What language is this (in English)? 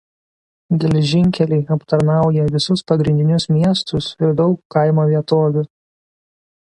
Lithuanian